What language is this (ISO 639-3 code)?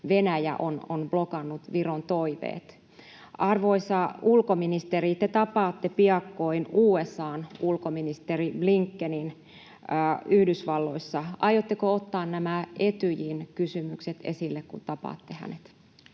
fin